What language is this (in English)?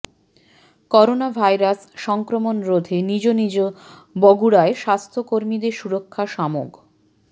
Bangla